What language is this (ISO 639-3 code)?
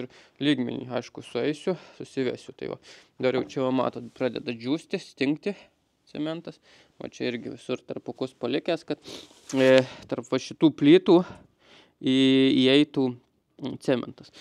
lit